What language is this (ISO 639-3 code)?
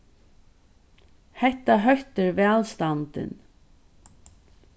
fao